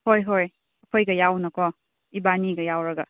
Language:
Manipuri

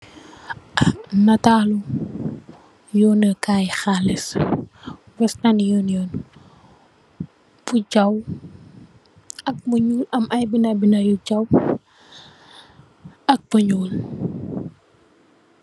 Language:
Wolof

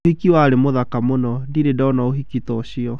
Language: Kikuyu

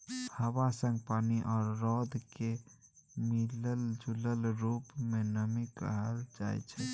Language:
Maithili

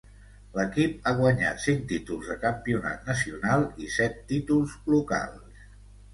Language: Catalan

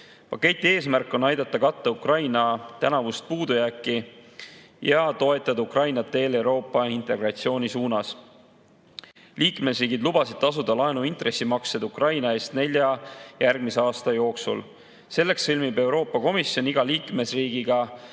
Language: Estonian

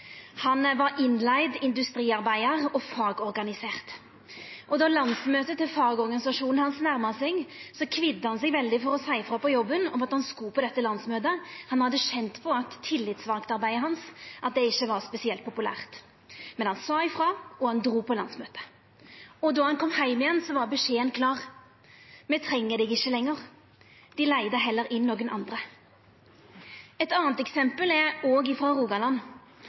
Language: Norwegian Nynorsk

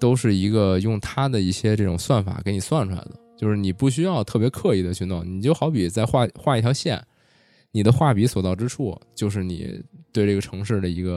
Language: Chinese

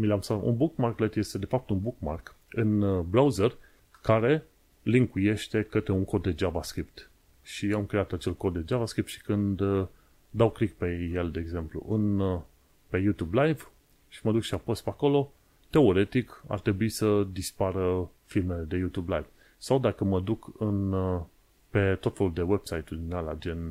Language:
Romanian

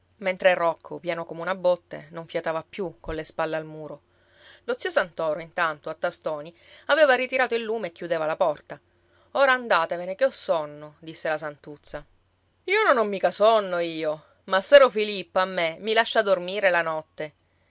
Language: Italian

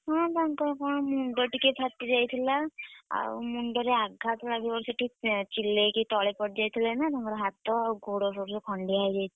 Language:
Odia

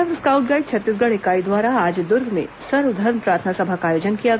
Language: Hindi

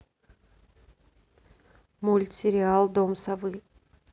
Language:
Russian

